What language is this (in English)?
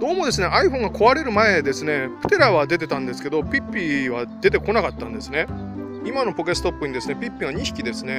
Japanese